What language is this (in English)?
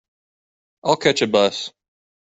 English